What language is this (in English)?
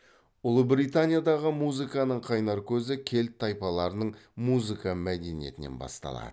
Kazakh